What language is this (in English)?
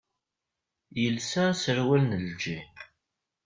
Kabyle